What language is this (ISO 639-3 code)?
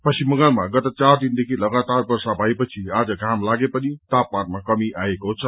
nep